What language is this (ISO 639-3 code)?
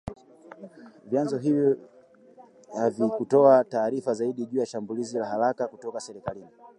swa